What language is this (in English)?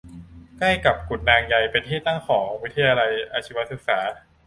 Thai